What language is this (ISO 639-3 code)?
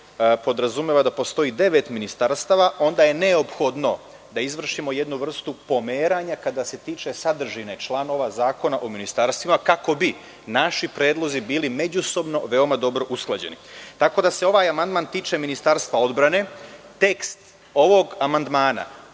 srp